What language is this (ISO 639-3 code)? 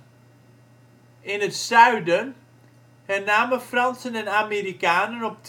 nld